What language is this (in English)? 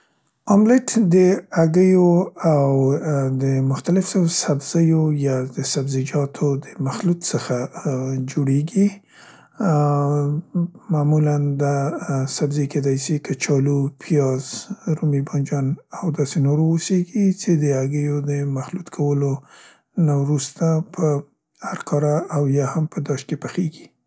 Central Pashto